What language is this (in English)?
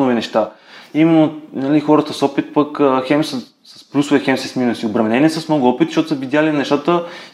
Bulgarian